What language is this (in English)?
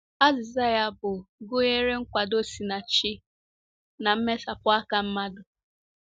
Igbo